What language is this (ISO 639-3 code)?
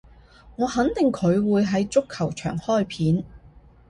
yue